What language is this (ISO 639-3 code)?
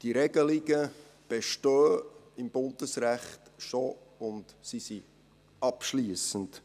gsw